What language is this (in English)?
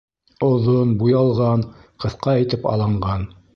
Bashkir